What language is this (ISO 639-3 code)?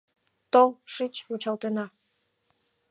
chm